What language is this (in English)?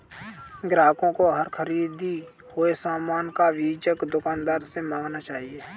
Hindi